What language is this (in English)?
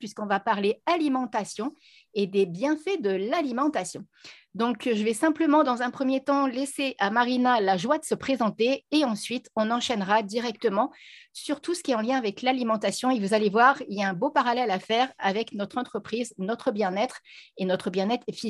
French